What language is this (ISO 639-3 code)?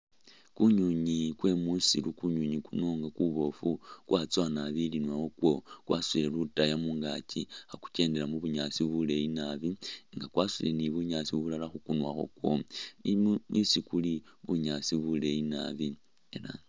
myx